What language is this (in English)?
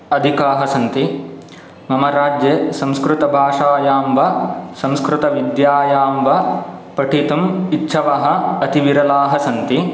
Sanskrit